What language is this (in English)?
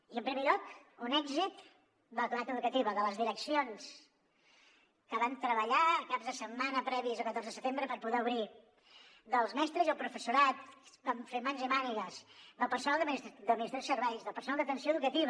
Catalan